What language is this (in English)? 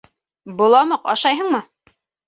Bashkir